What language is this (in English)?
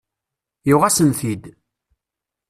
Kabyle